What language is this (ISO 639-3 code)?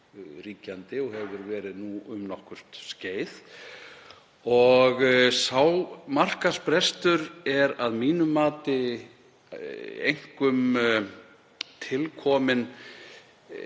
isl